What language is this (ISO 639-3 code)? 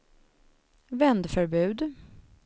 swe